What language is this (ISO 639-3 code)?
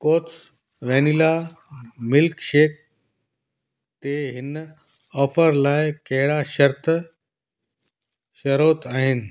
snd